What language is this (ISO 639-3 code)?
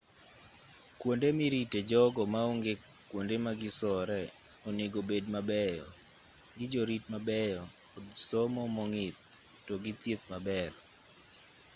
luo